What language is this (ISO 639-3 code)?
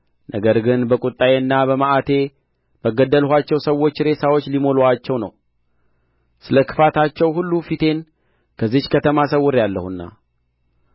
amh